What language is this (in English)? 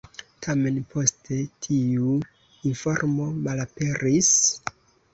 Esperanto